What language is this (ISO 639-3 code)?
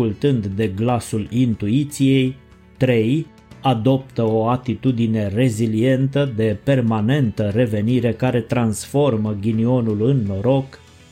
ron